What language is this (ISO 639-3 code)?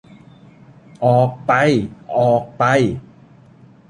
tha